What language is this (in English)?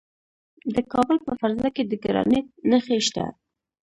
Pashto